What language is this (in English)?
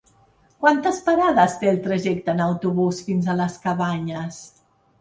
Catalan